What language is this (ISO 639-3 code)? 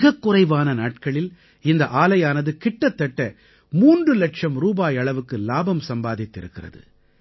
tam